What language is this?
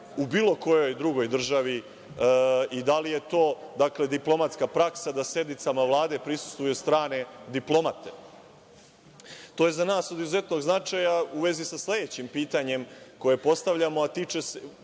Serbian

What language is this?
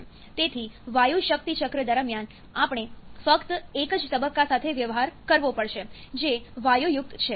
Gujarati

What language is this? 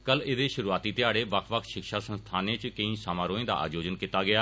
Dogri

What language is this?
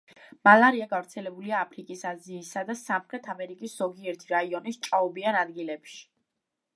Georgian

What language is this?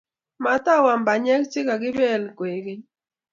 Kalenjin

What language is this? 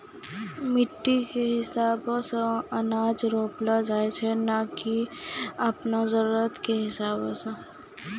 Maithili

